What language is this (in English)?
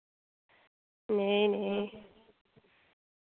Dogri